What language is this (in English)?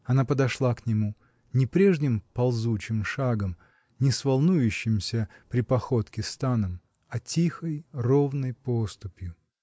Russian